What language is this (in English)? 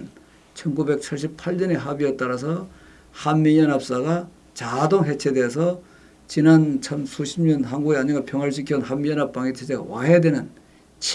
Korean